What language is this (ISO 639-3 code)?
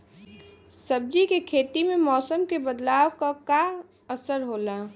bho